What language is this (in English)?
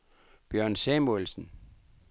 Danish